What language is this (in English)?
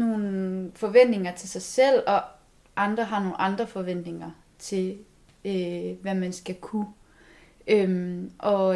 Danish